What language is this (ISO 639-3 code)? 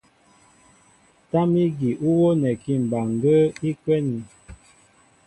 mbo